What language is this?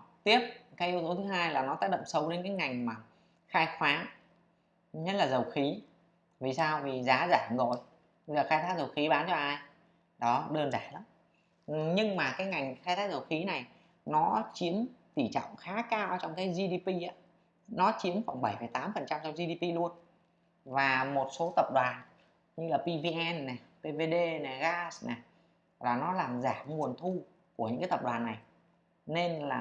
Vietnamese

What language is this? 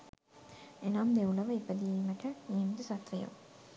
Sinhala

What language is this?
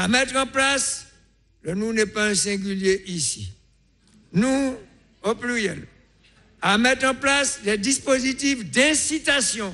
French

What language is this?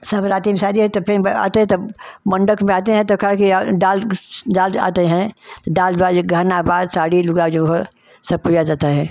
Hindi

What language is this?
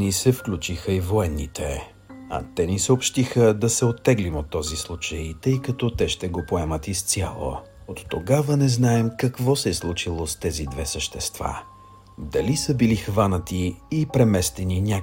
Bulgarian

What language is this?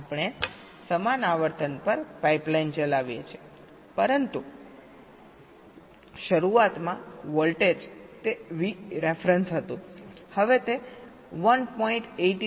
Gujarati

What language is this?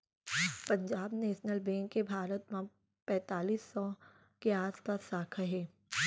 Chhattisgarhi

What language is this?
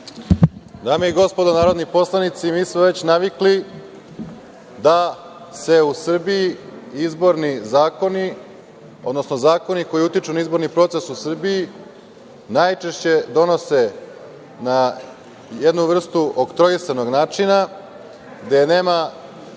Serbian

